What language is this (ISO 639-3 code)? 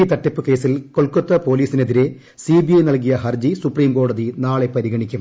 mal